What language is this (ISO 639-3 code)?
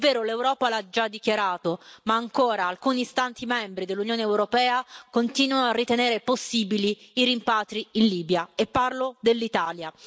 ita